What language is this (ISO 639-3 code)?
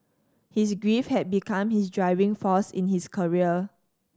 eng